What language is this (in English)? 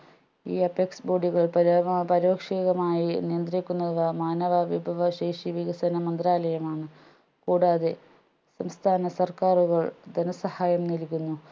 Malayalam